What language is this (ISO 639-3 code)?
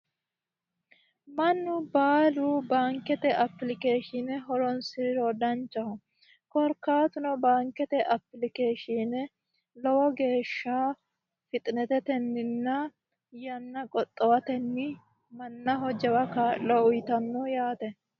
sid